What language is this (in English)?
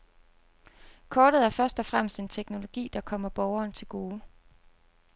Danish